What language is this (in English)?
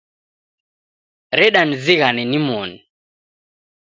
Taita